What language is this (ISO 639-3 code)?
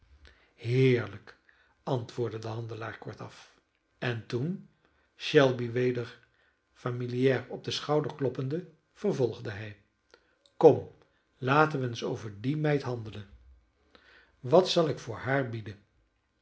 nld